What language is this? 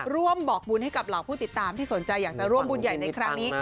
Thai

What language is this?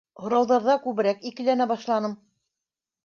Bashkir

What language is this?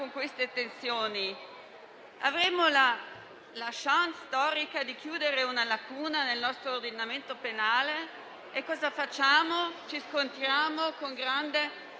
Italian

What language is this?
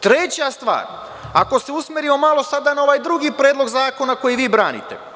Serbian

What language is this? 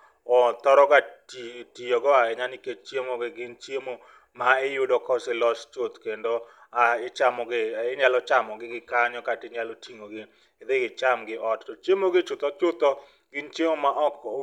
Luo (Kenya and Tanzania)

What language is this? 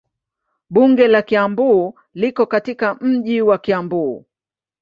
Swahili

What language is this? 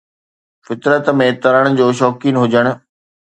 Sindhi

